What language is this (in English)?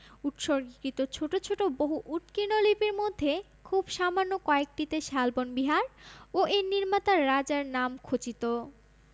Bangla